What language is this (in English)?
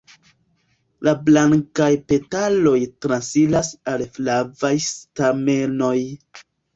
Esperanto